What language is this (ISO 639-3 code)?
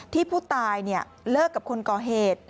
tha